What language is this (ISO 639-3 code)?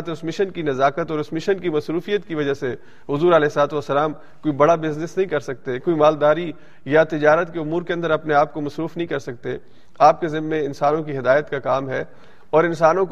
urd